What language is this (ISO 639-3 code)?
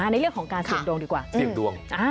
tha